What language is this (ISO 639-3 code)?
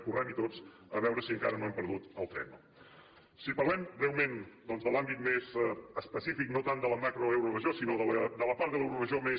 cat